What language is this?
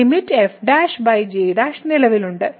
Malayalam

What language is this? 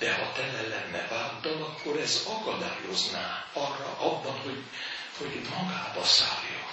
Hungarian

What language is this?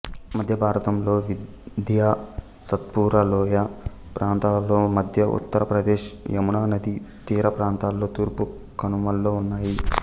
Telugu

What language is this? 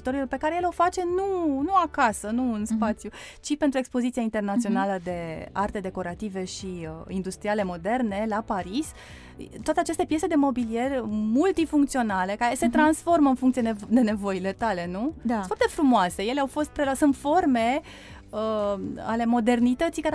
Romanian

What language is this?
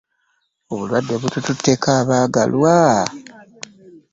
Ganda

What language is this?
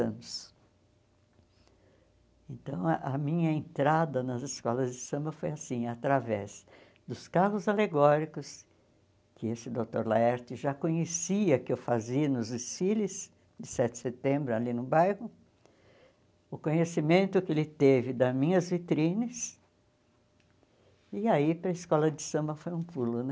Portuguese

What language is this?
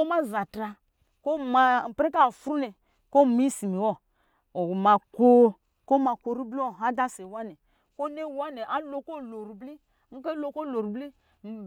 Lijili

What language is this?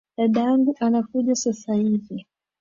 Swahili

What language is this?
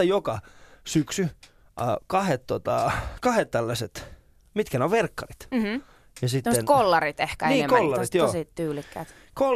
Finnish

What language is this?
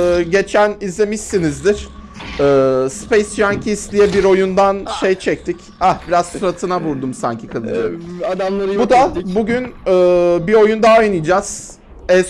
Turkish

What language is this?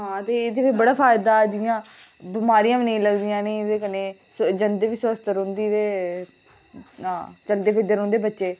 Dogri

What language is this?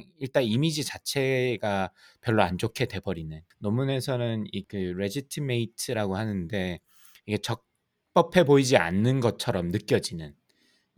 Korean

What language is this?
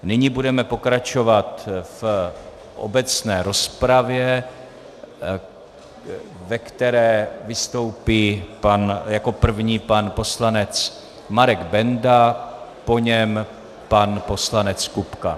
Czech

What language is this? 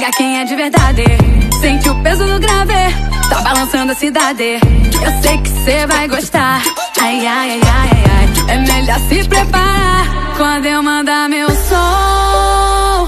Romanian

